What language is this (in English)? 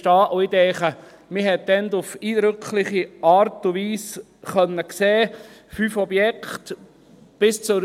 Swiss German